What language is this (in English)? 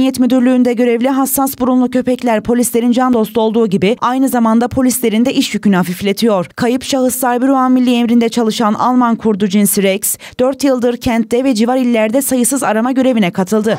Turkish